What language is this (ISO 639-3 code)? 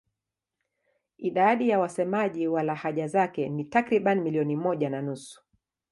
swa